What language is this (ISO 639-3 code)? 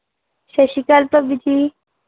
pan